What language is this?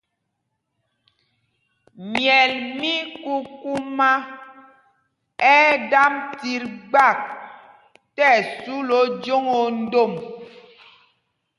Mpumpong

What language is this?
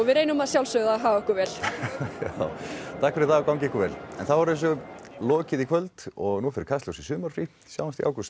Icelandic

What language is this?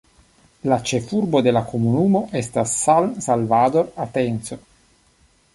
Esperanto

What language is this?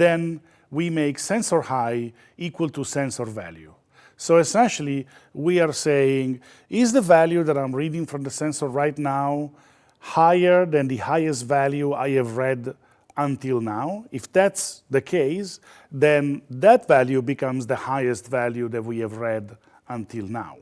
English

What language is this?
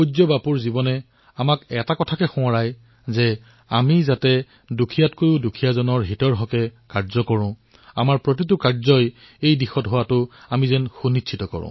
Assamese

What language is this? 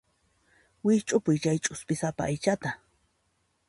Puno Quechua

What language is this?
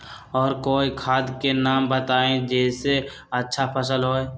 Magahi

